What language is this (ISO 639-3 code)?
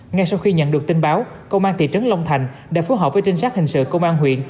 vie